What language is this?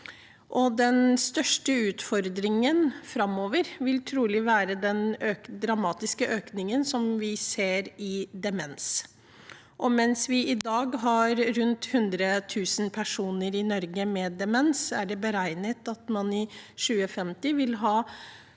Norwegian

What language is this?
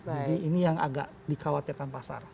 Indonesian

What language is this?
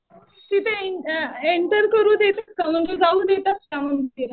Marathi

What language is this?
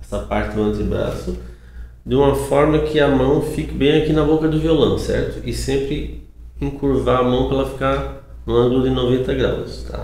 Portuguese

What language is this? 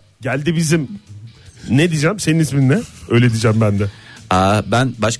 Turkish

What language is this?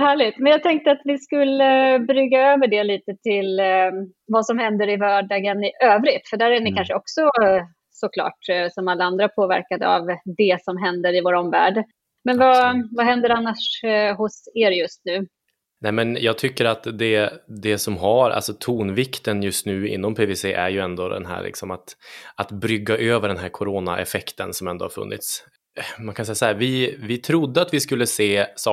Swedish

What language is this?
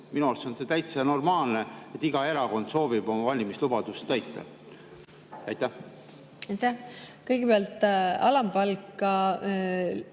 Estonian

